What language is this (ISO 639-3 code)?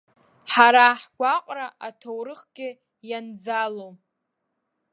abk